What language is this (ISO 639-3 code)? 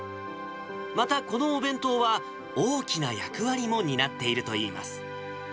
jpn